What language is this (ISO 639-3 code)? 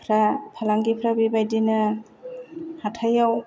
brx